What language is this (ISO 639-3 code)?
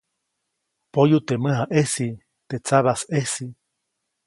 zoc